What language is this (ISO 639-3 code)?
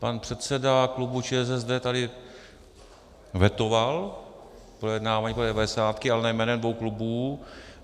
ces